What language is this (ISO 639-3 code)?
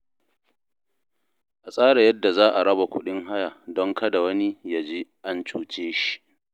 hau